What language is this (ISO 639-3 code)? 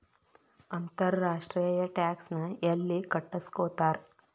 kan